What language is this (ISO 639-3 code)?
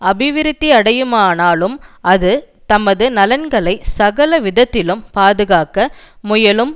tam